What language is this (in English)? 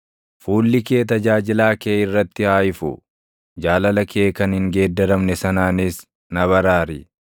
Oromo